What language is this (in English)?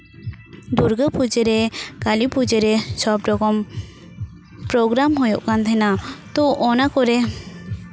Santali